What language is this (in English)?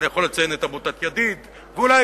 Hebrew